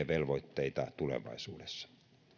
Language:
Finnish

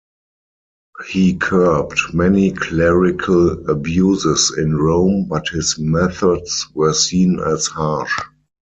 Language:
English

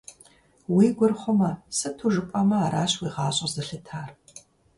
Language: Kabardian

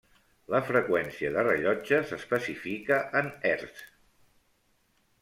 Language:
Catalan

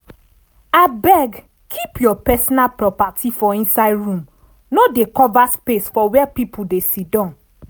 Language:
Nigerian Pidgin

